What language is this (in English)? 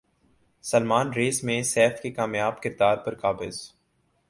Urdu